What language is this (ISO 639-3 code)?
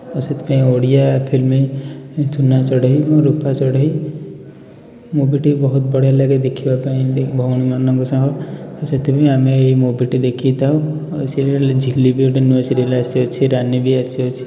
ori